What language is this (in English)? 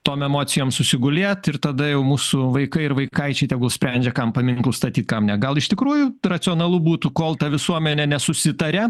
Lithuanian